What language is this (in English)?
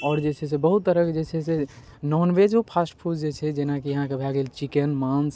Maithili